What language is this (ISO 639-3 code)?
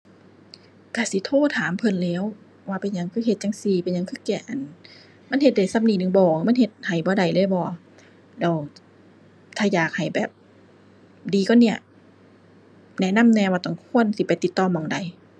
tha